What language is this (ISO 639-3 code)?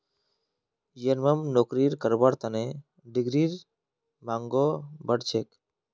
mag